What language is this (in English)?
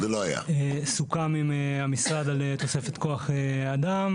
Hebrew